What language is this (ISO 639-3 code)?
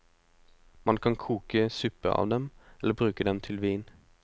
nor